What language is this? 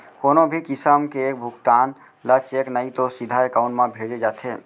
Chhattisgarhi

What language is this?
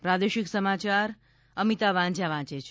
Gujarati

